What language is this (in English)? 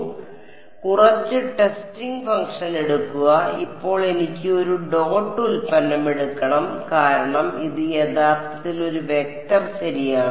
Malayalam